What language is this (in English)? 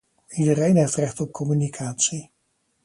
Dutch